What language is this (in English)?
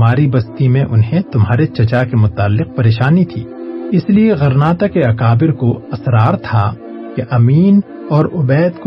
Urdu